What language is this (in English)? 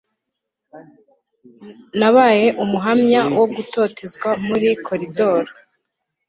Kinyarwanda